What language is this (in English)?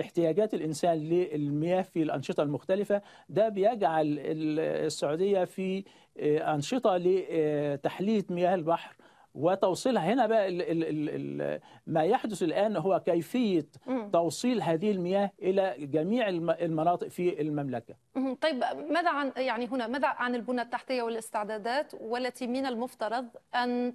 Arabic